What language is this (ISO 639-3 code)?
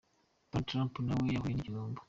kin